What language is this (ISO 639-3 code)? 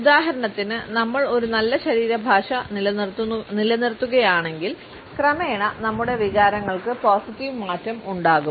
mal